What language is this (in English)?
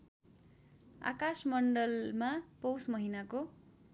Nepali